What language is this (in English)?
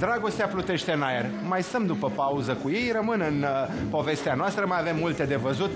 Romanian